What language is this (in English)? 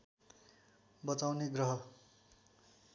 Nepali